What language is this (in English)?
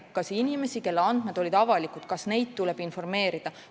Estonian